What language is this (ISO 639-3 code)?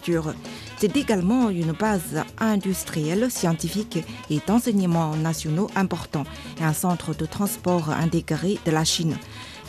fra